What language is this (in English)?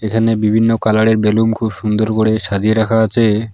Bangla